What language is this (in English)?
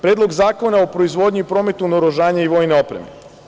Serbian